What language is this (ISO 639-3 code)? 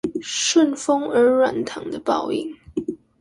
zho